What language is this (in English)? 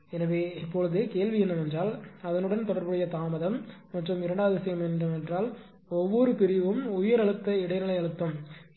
Tamil